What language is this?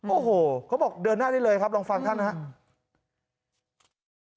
Thai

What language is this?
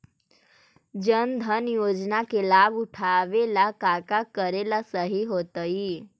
Magahi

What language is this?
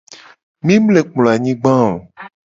Gen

